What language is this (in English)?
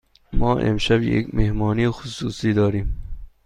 Persian